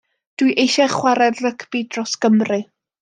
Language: Welsh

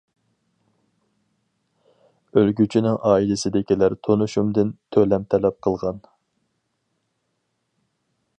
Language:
Uyghur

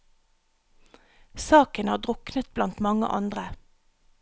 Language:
Norwegian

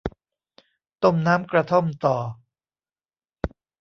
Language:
Thai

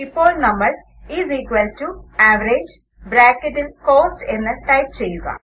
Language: Malayalam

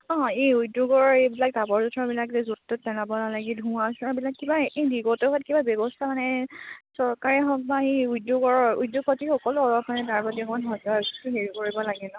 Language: Assamese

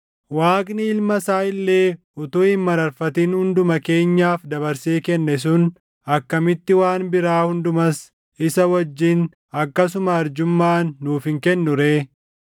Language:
Oromo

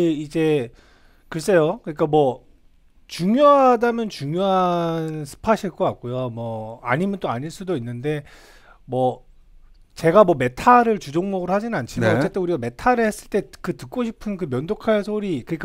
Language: Korean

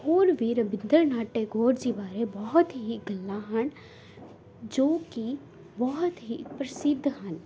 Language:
Punjabi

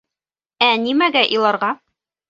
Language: Bashkir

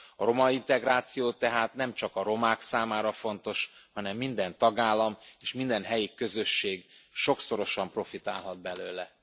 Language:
Hungarian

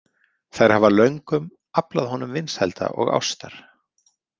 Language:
Icelandic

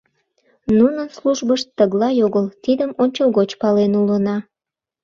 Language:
Mari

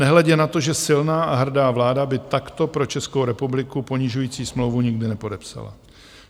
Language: Czech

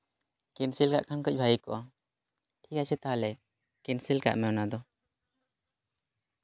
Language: Santali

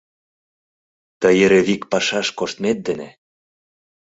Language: Mari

